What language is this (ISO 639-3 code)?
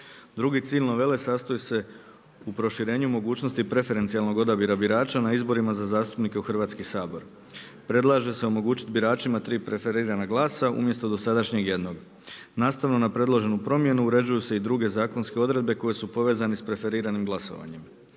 hrv